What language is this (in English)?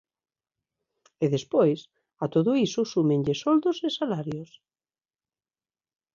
Galician